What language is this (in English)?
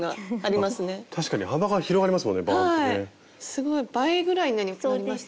Japanese